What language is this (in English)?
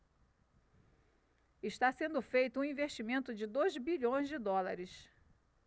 Portuguese